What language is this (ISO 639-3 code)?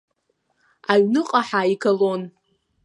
abk